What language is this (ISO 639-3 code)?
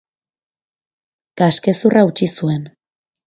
eus